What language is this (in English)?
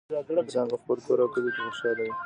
Pashto